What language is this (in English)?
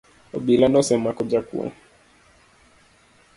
Luo (Kenya and Tanzania)